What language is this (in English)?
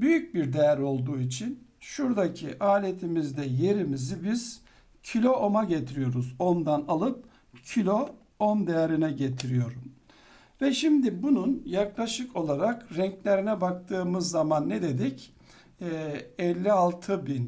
Turkish